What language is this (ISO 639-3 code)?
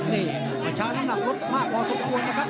tha